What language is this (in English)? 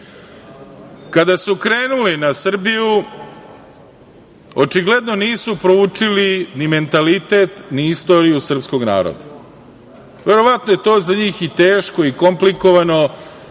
Serbian